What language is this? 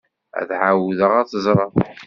Kabyle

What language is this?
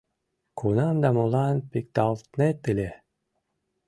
Mari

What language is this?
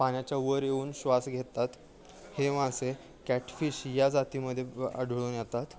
Marathi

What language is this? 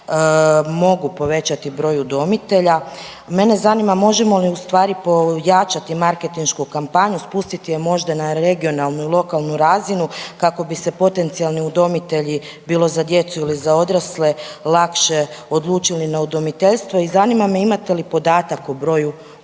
Croatian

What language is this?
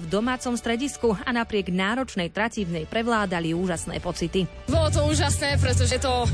Slovak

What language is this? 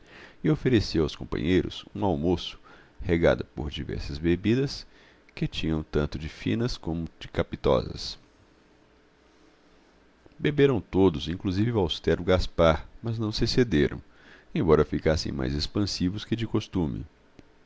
Portuguese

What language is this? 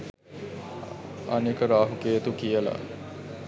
Sinhala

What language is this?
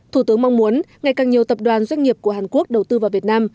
Vietnamese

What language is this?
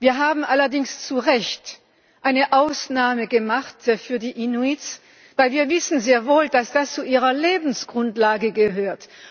German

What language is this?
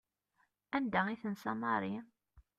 Kabyle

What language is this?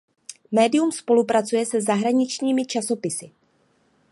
Czech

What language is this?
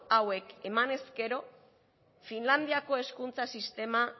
Basque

